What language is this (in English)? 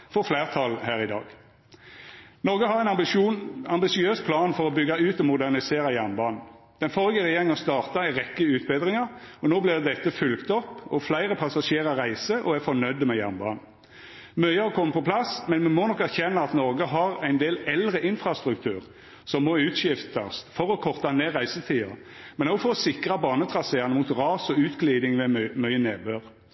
Norwegian Nynorsk